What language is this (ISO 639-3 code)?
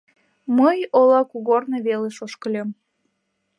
chm